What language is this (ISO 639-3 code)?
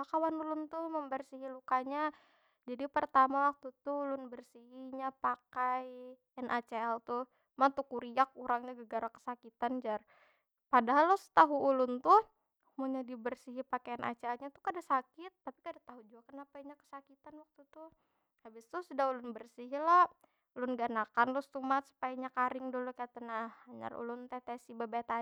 bjn